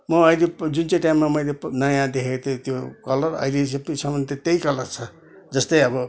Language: Nepali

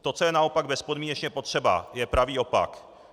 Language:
Czech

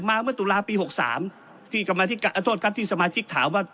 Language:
Thai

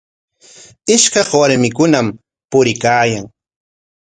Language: Corongo Ancash Quechua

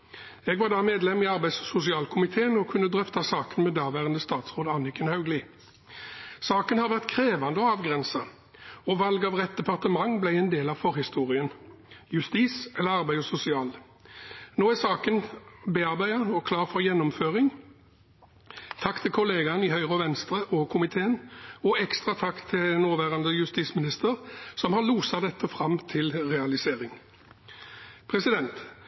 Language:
Norwegian Bokmål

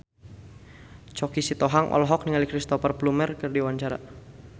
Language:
Sundanese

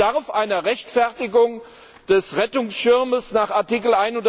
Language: German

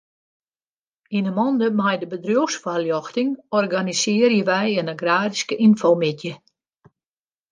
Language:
Western Frisian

